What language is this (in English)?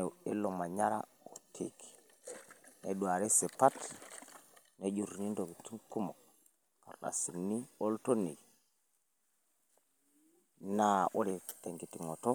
Masai